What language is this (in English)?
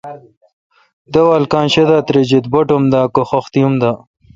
Kalkoti